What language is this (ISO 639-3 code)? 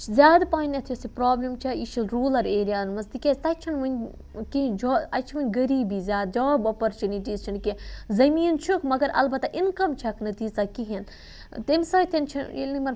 kas